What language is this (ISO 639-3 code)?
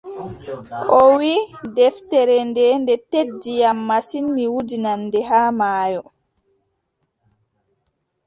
fub